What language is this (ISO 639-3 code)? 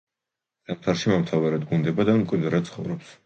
kat